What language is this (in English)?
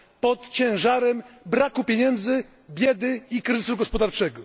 Polish